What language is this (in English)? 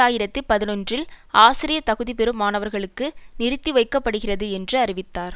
Tamil